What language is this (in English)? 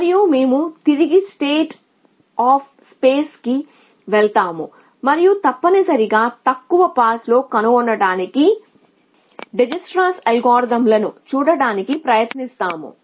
Telugu